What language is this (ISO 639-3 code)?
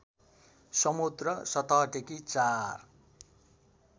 nep